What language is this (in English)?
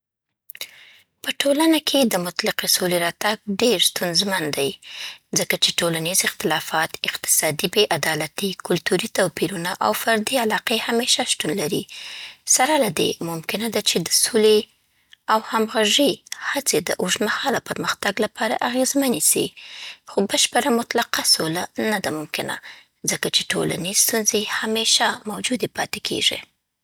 Southern Pashto